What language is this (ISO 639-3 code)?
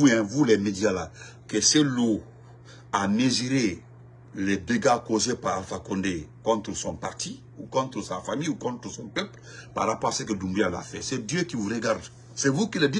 fra